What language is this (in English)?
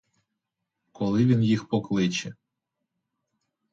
Ukrainian